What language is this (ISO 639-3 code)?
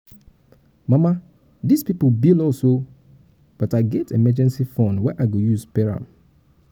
pcm